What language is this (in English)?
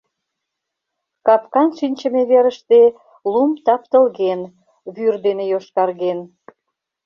Mari